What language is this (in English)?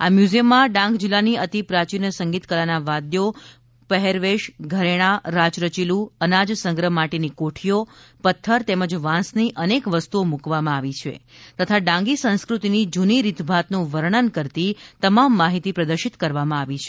Gujarati